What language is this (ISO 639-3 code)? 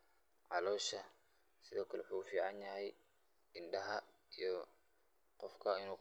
som